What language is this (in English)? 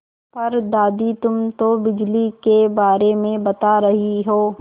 Hindi